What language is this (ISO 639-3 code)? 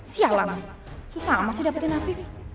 ind